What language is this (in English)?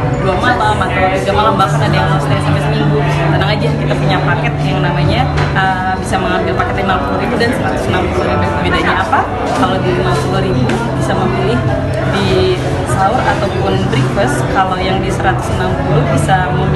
Indonesian